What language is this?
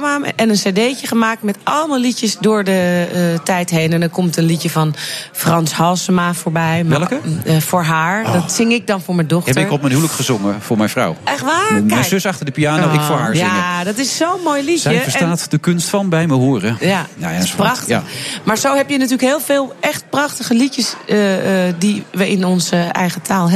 Dutch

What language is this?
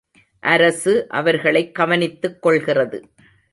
Tamil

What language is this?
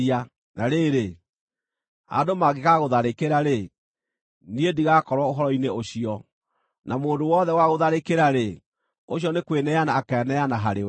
Kikuyu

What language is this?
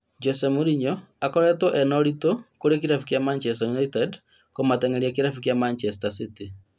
Kikuyu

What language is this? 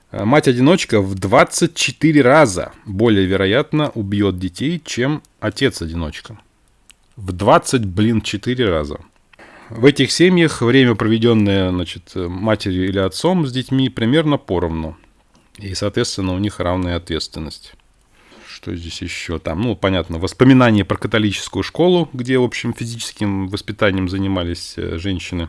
Russian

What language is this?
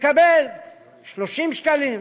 Hebrew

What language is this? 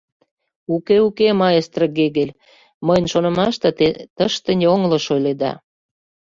Mari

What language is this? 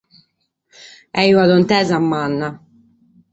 Sardinian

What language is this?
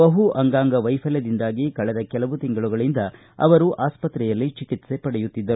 Kannada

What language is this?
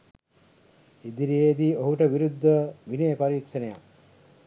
Sinhala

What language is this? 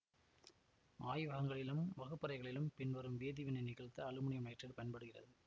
Tamil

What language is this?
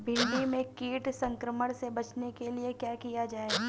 Hindi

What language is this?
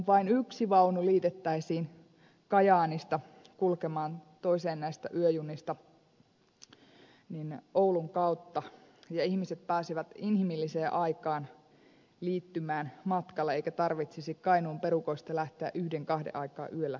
Finnish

